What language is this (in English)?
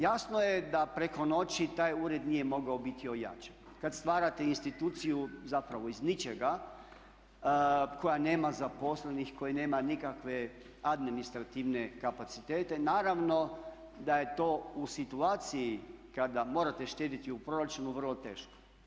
Croatian